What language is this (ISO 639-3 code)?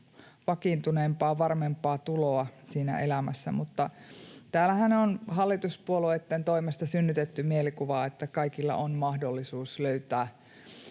fin